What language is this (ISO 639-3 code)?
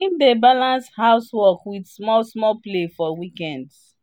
pcm